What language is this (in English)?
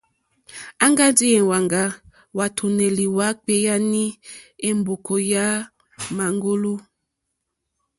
Mokpwe